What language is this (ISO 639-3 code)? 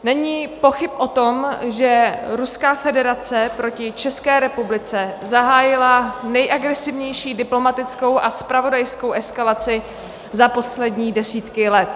ces